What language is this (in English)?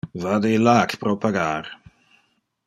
Interlingua